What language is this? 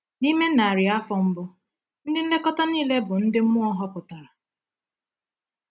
Igbo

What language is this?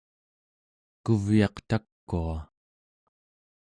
Central Yupik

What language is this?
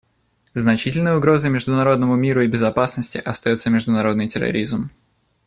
Russian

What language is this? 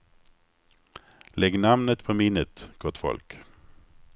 Swedish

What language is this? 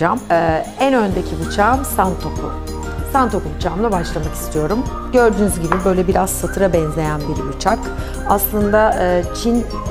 Turkish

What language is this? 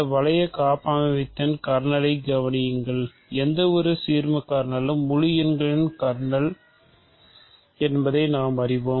Tamil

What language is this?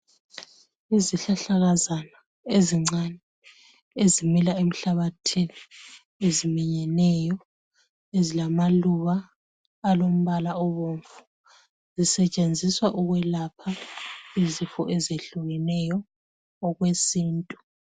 North Ndebele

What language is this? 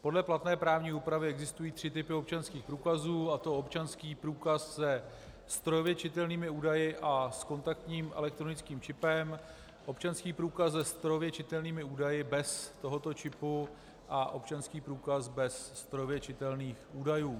Czech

